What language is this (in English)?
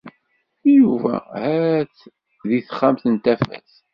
Kabyle